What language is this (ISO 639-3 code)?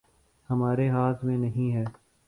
urd